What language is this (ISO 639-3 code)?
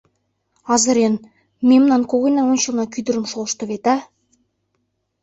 chm